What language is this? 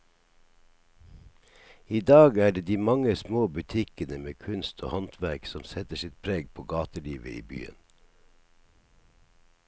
Norwegian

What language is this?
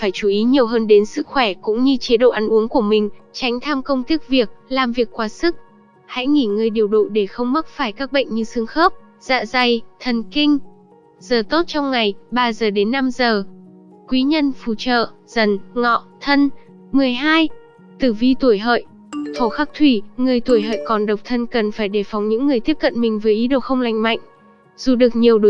Vietnamese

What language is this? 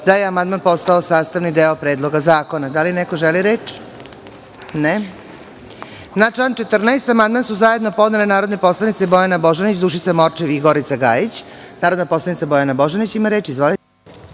Serbian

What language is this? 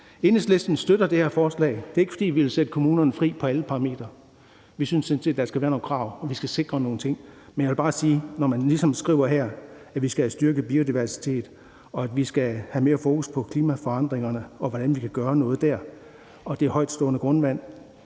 Danish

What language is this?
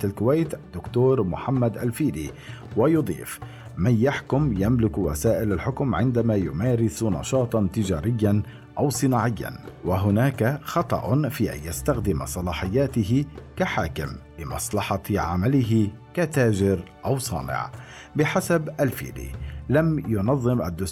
Arabic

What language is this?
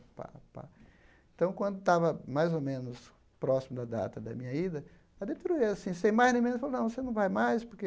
Portuguese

